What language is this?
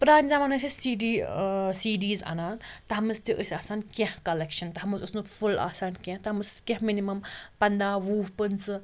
Kashmiri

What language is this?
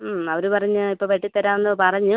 Malayalam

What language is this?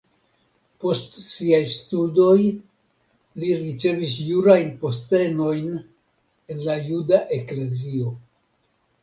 Esperanto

